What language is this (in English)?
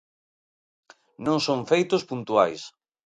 Galician